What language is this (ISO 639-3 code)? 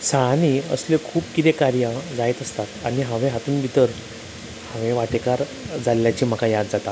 kok